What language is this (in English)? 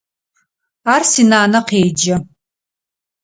Adyghe